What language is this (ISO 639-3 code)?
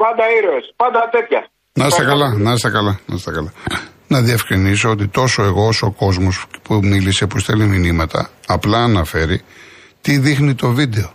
ell